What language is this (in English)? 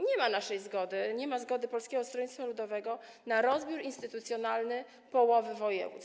Polish